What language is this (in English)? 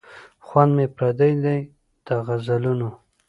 Pashto